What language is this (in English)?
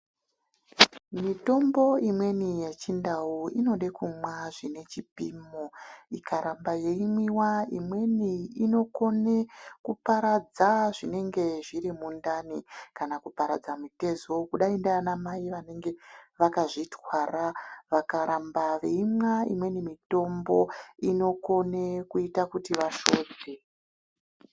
Ndau